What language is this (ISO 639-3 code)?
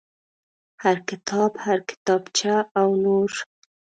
pus